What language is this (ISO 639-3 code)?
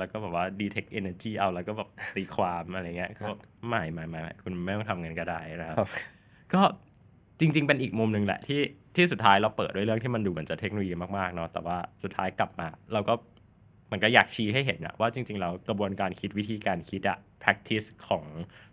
tha